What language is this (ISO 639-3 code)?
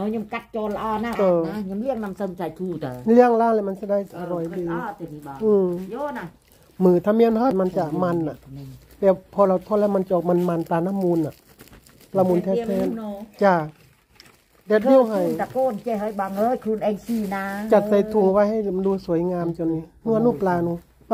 tha